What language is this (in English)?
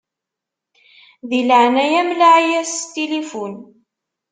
Kabyle